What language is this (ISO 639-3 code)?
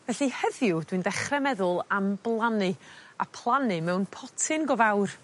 cym